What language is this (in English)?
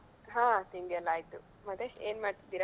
Kannada